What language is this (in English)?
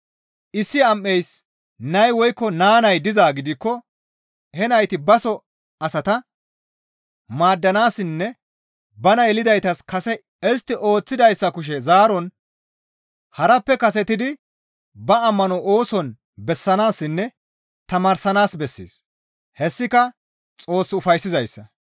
Gamo